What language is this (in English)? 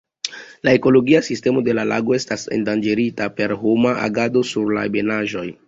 Esperanto